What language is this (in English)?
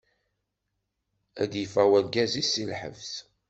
Kabyle